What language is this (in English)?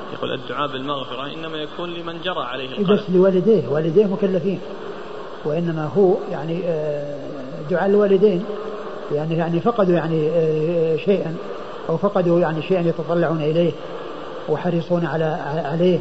Arabic